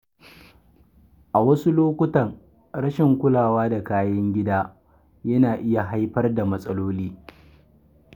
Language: Hausa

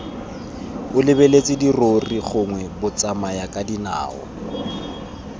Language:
Tswana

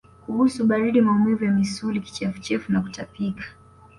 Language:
Swahili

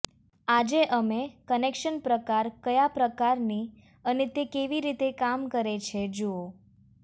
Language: Gujarati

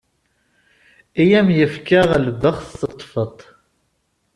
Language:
Kabyle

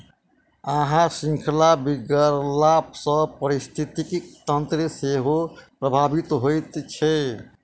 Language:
Maithili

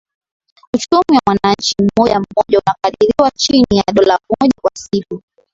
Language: Swahili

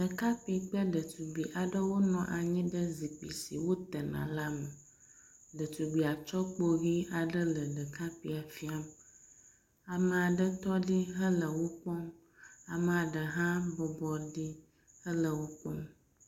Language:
Ewe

